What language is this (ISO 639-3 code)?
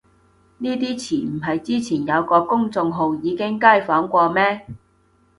yue